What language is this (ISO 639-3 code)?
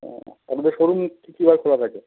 ben